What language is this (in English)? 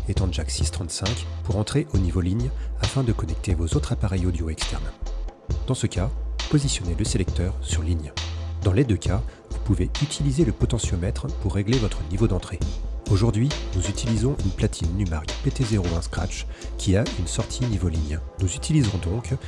French